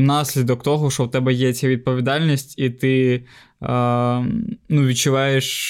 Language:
Ukrainian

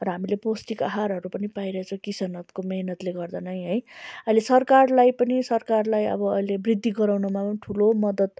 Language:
Nepali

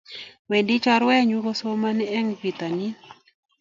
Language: Kalenjin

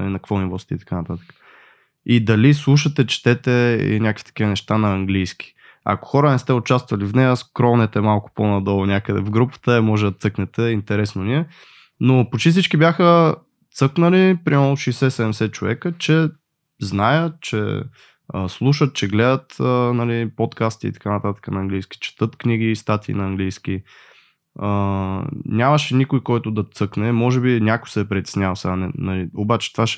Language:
Bulgarian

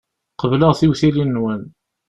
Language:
Kabyle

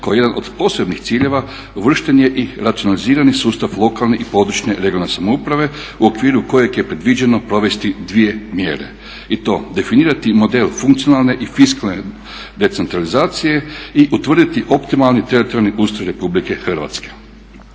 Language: Croatian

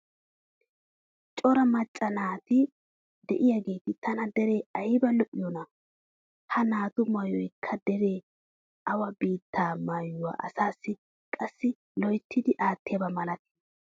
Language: Wolaytta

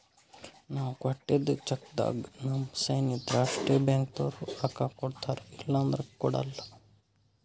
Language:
Kannada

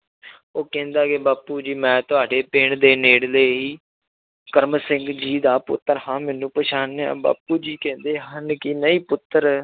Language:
Punjabi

